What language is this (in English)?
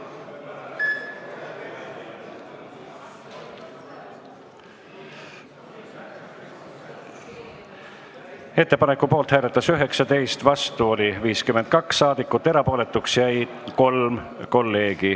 Estonian